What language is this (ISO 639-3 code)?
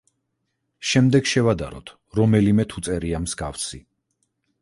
kat